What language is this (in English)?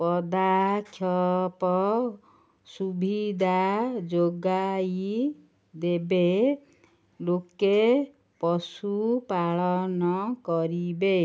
Odia